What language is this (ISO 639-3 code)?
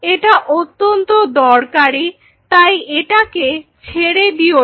ben